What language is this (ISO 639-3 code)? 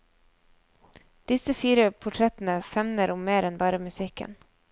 nor